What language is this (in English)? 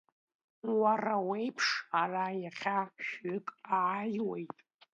Abkhazian